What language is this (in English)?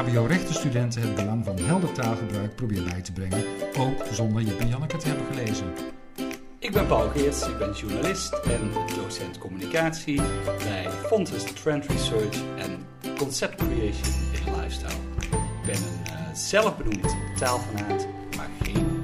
Dutch